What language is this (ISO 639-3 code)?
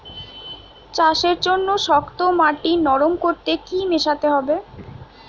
ben